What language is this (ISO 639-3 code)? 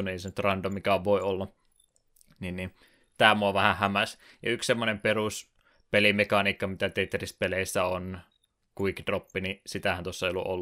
fin